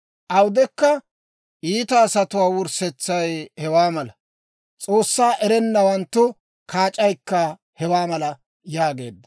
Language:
Dawro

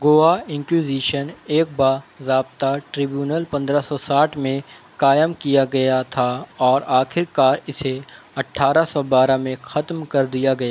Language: Urdu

